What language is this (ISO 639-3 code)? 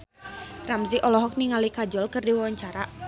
sun